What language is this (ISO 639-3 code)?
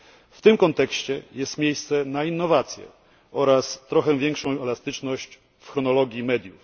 pol